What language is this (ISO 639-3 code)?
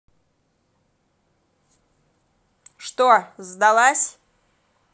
rus